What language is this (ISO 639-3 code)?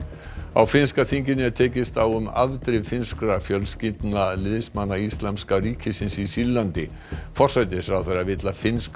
isl